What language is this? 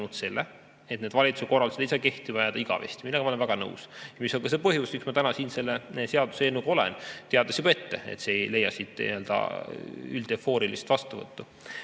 Estonian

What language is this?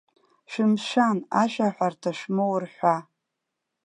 Abkhazian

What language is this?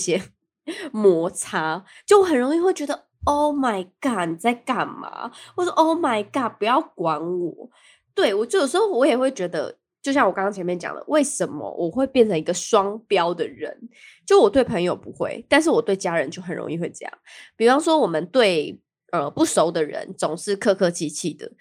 Chinese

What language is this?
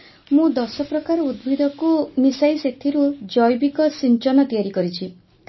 Odia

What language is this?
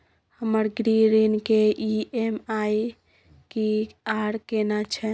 Maithili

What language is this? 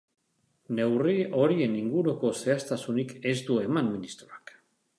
Basque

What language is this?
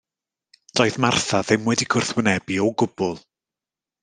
Welsh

